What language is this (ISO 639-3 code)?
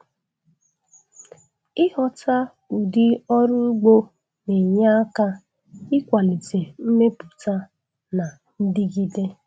ibo